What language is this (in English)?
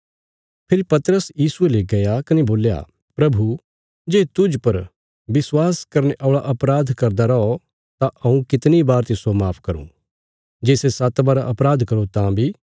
Bilaspuri